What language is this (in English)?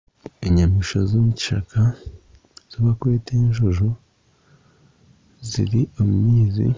Nyankole